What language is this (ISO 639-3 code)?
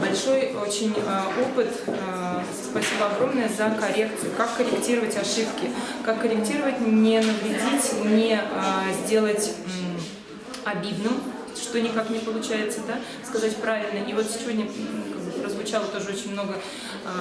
rus